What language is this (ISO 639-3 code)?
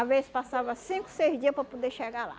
por